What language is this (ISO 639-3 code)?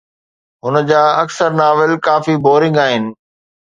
snd